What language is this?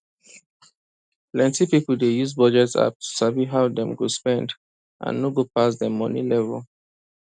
Nigerian Pidgin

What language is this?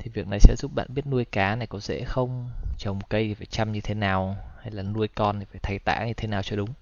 Vietnamese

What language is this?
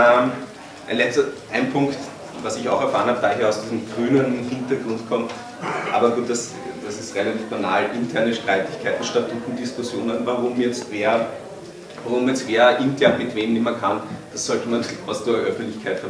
German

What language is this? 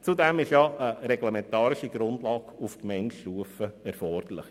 Swiss German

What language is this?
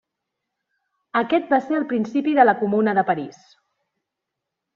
Catalan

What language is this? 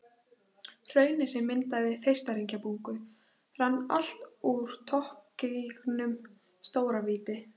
Icelandic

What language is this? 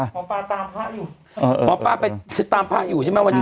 Thai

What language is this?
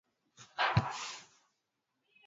Swahili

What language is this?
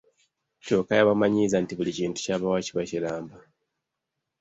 Ganda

